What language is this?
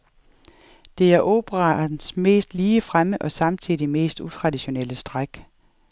Danish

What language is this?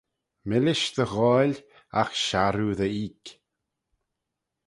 Manx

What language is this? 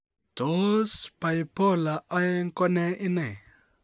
Kalenjin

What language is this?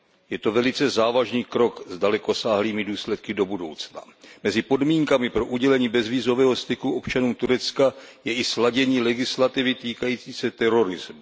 Czech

